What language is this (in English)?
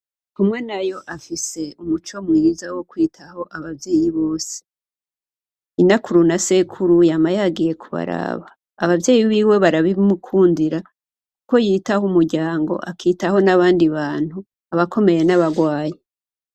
Rundi